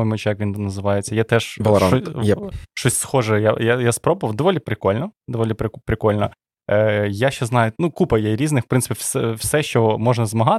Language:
Ukrainian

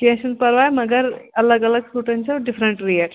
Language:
Kashmiri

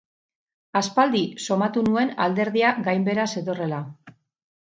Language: Basque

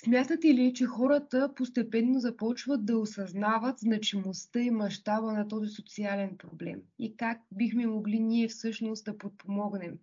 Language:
Bulgarian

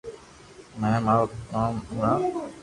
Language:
Loarki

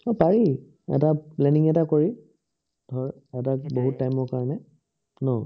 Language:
Assamese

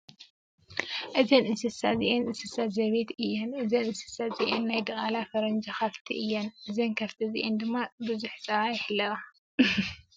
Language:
Tigrinya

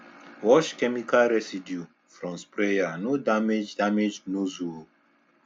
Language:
Nigerian Pidgin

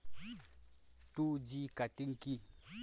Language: Bangla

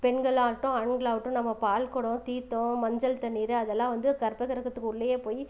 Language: Tamil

